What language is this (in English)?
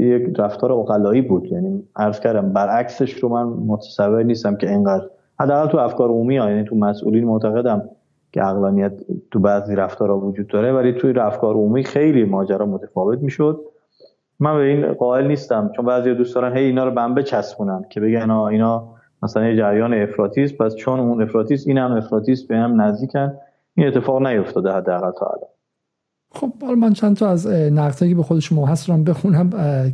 Persian